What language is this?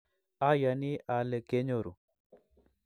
Kalenjin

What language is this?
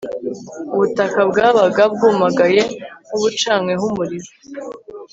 Kinyarwanda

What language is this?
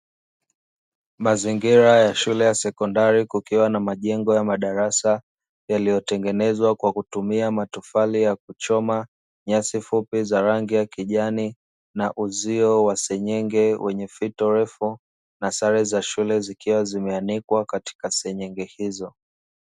Swahili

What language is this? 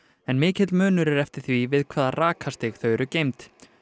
Icelandic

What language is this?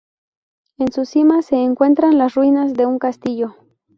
Spanish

